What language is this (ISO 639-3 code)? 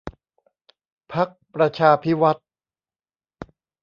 tha